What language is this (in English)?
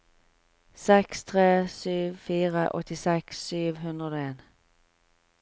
Norwegian